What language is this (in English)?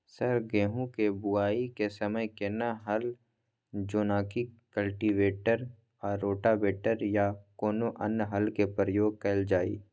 Maithili